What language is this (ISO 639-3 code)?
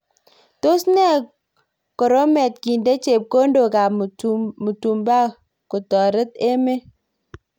kln